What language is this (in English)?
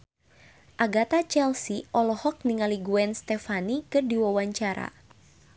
Sundanese